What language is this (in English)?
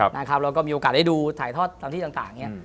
Thai